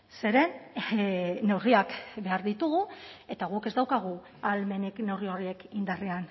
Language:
Basque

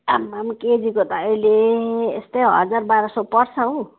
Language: Nepali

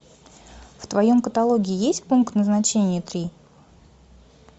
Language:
Russian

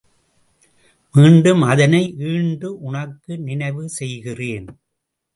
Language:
Tamil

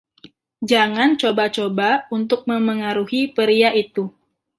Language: Indonesian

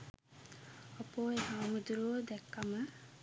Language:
Sinhala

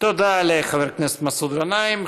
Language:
Hebrew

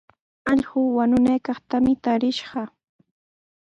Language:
Sihuas Ancash Quechua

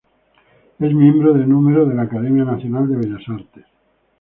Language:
Spanish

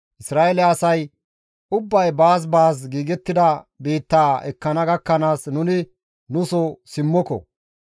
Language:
Gamo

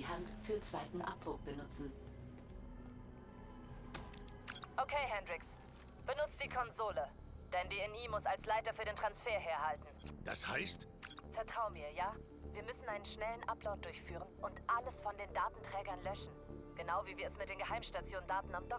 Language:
German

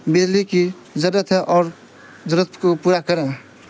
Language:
Urdu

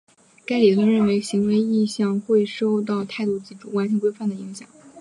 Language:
Chinese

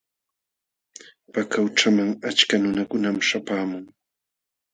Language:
Jauja Wanca Quechua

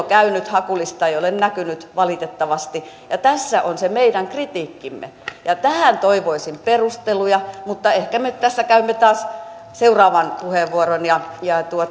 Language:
Finnish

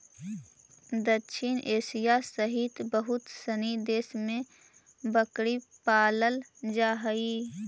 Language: Magahi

